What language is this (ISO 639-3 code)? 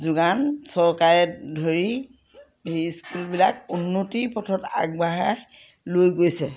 asm